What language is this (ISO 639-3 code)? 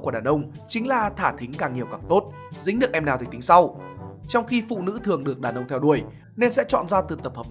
vie